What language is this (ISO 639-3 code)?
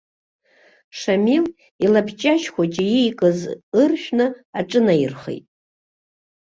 abk